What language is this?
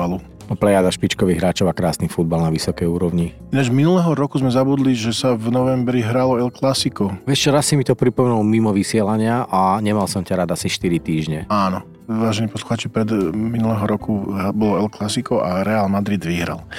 Slovak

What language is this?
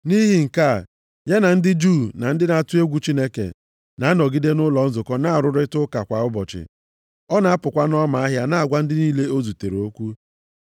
Igbo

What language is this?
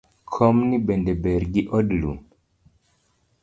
Luo (Kenya and Tanzania)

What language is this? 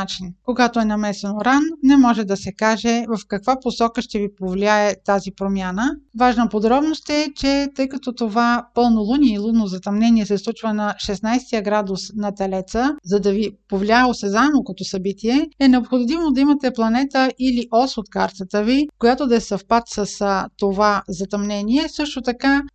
Bulgarian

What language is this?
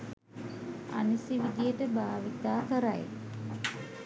Sinhala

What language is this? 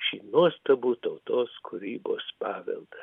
Lithuanian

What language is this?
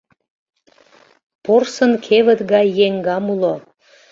Mari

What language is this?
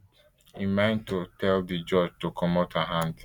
Nigerian Pidgin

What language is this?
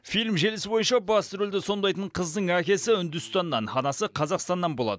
Kazakh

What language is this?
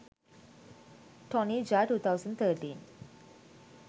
Sinhala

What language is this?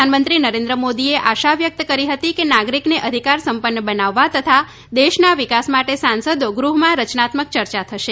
Gujarati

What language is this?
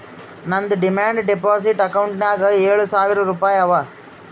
Kannada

